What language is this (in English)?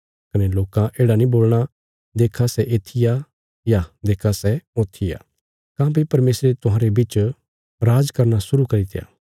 Bilaspuri